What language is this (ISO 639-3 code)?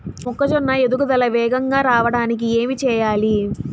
tel